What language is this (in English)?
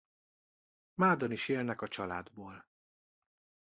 Hungarian